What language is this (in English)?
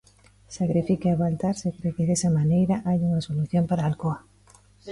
Galician